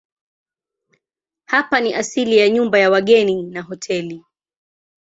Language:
Swahili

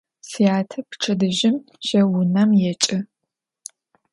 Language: Adyghe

